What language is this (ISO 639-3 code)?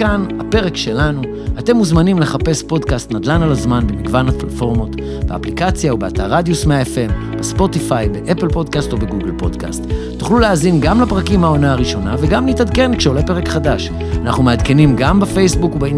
heb